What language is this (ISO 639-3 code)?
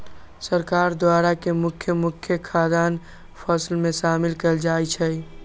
mag